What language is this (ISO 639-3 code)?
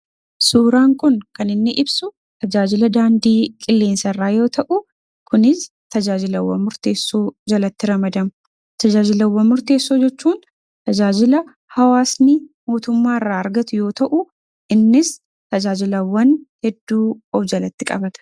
orm